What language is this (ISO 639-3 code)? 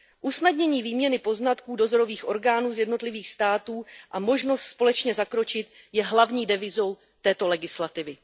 ces